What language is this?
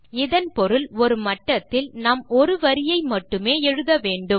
Tamil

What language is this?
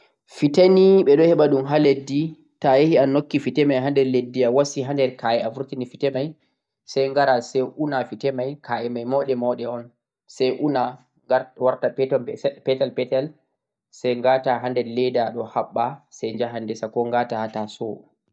Central-Eastern Niger Fulfulde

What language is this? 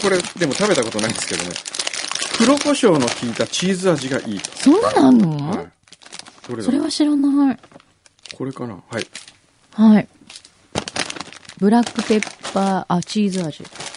Japanese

